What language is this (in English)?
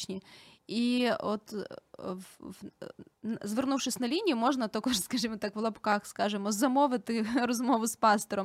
Ukrainian